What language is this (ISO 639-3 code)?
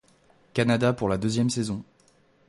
fra